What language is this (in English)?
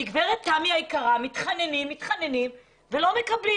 Hebrew